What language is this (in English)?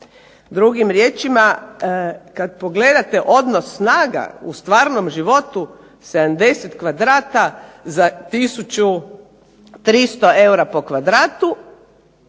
Croatian